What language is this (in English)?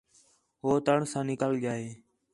Khetrani